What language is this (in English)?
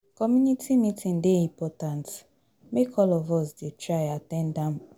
Nigerian Pidgin